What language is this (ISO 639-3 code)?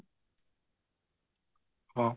ori